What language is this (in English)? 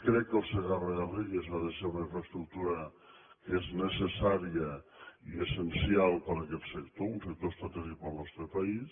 Catalan